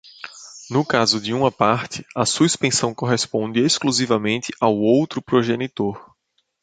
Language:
Portuguese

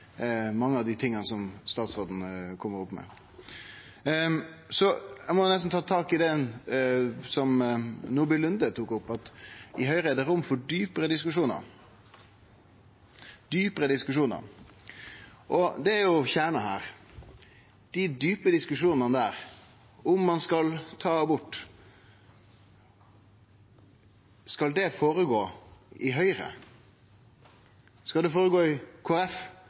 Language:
Norwegian Nynorsk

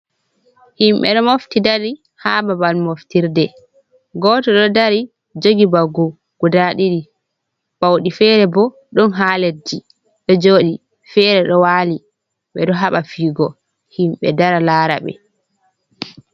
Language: Fula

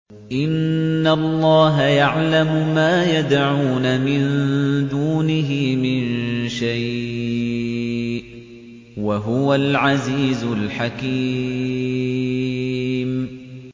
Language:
Arabic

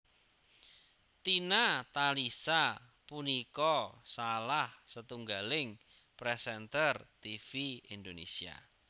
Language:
Javanese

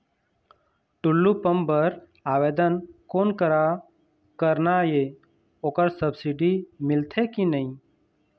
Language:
Chhattisgarhi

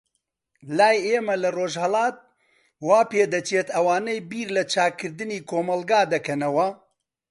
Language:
Central Kurdish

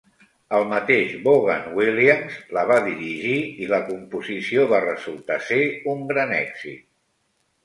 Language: Catalan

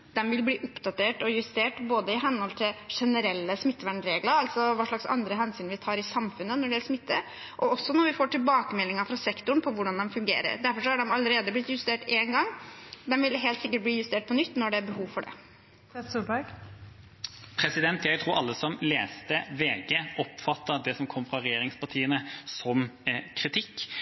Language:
Norwegian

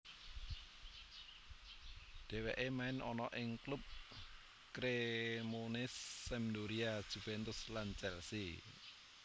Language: Javanese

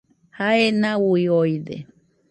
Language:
Nüpode Huitoto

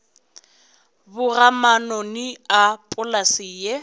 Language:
Northern Sotho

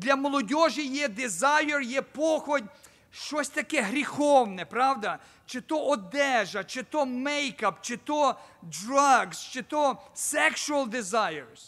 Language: Ukrainian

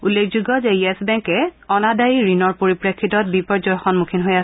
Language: Assamese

